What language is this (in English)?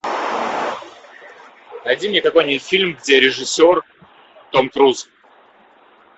Russian